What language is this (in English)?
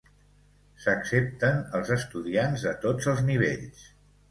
Catalan